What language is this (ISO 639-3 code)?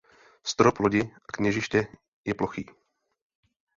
ces